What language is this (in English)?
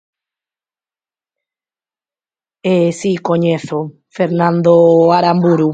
Galician